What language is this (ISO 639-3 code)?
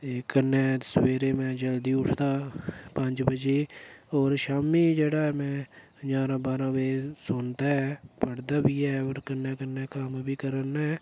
doi